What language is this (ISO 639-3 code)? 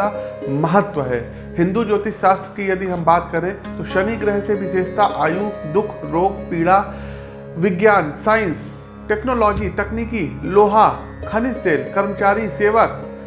hin